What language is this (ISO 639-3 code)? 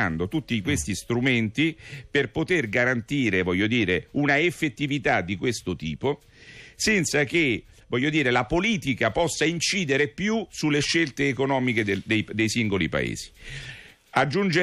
ita